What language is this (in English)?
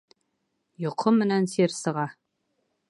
Bashkir